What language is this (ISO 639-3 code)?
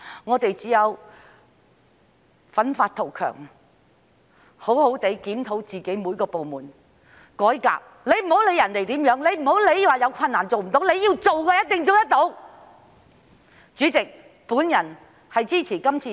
yue